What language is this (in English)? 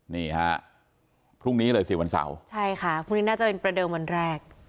Thai